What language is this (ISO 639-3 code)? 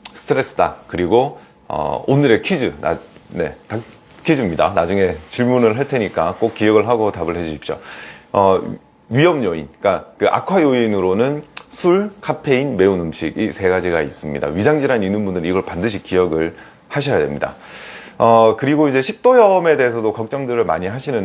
kor